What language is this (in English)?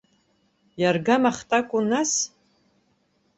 Abkhazian